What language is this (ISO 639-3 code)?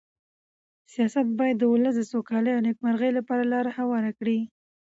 pus